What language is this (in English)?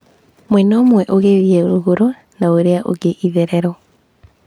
Kikuyu